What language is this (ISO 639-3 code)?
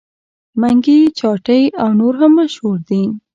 pus